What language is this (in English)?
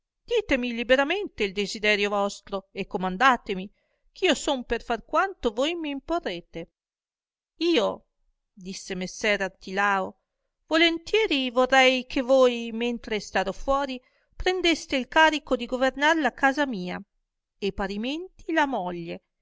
Italian